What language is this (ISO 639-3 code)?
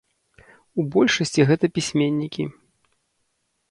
bel